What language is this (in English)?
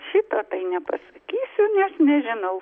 Lithuanian